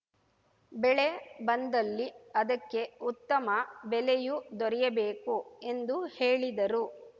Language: Kannada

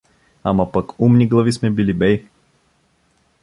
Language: Bulgarian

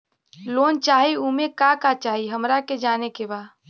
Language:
Bhojpuri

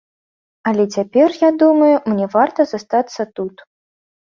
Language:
Belarusian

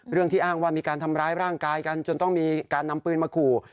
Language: Thai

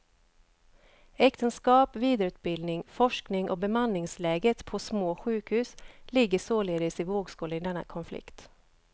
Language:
Swedish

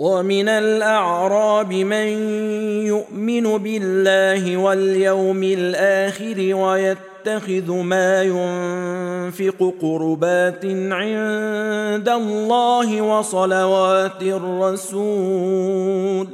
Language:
Arabic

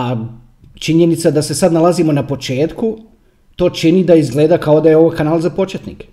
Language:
Croatian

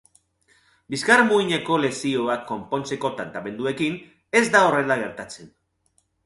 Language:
Basque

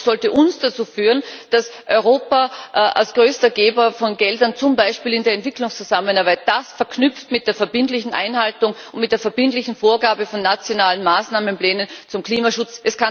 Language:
German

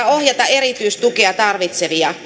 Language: Finnish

